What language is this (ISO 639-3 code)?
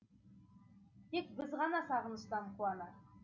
kaz